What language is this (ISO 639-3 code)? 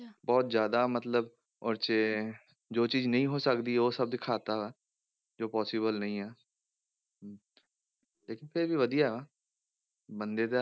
pan